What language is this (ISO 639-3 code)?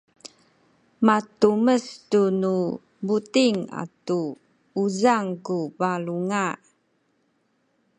szy